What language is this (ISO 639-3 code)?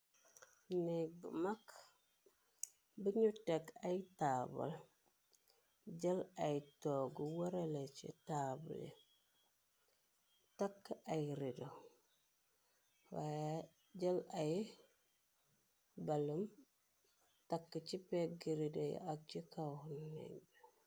wol